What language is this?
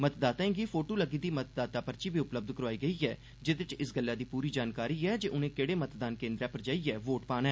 Dogri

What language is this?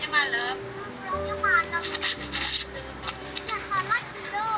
Indonesian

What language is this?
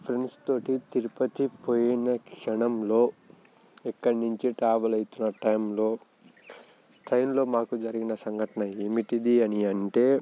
Telugu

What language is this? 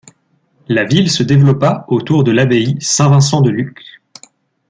French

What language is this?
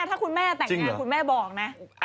Thai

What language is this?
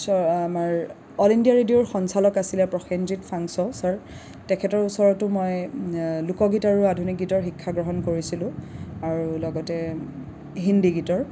Assamese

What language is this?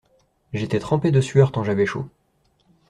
French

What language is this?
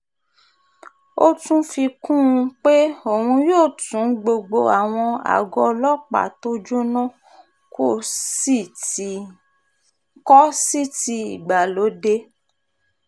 Yoruba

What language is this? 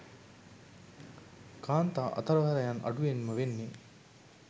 Sinhala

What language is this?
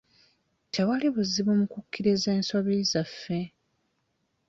Ganda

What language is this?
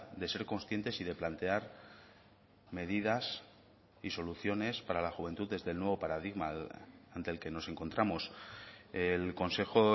Spanish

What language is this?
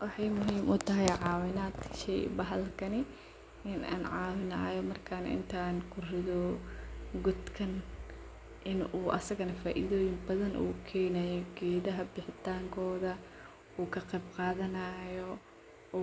Somali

